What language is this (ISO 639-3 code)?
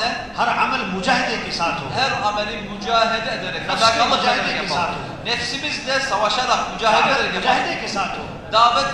tur